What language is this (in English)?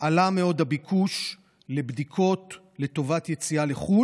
Hebrew